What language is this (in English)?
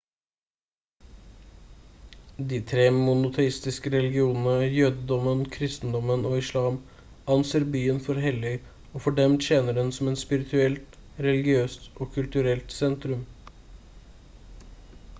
Norwegian Bokmål